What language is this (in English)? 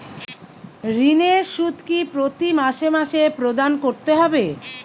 Bangla